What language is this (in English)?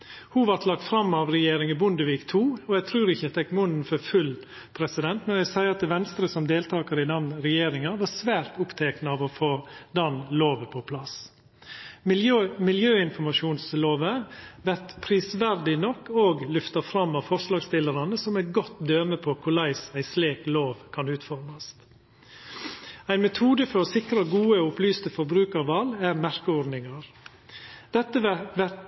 Norwegian Nynorsk